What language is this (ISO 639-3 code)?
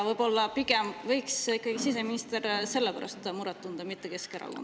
est